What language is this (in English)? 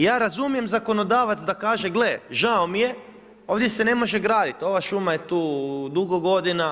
Croatian